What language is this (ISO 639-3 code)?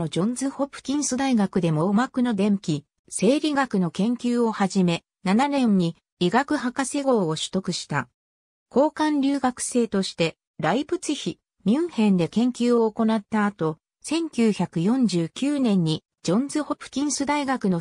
jpn